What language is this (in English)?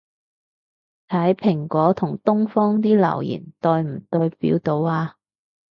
Cantonese